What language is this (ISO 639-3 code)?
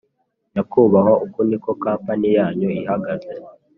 kin